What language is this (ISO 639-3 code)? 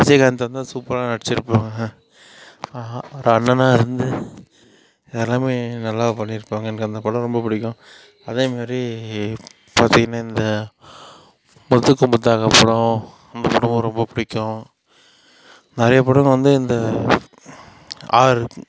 tam